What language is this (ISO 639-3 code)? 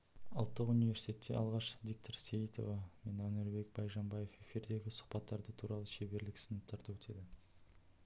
kaz